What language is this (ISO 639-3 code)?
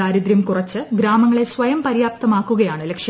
mal